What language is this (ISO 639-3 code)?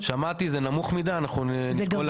heb